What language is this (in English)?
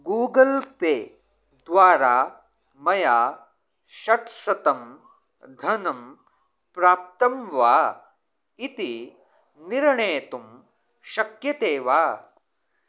Sanskrit